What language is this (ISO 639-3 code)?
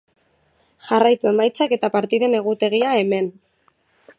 eus